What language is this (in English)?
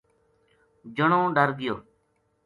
Gujari